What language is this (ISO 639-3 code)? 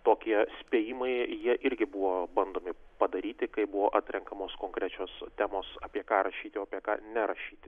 lit